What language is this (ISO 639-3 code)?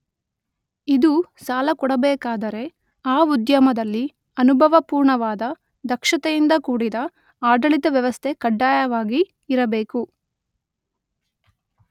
kan